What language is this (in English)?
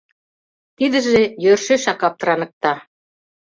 Mari